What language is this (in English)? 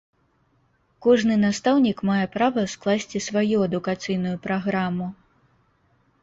Belarusian